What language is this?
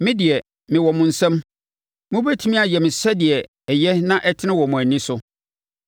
Akan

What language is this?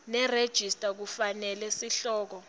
Swati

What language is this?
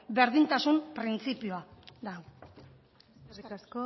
Basque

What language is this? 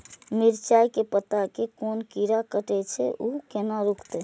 Maithili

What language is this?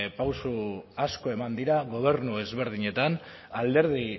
Basque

